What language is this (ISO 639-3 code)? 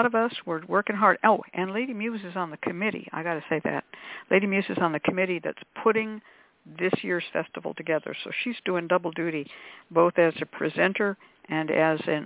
eng